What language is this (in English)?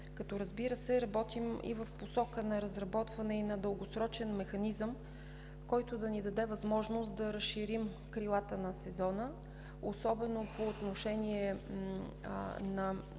Bulgarian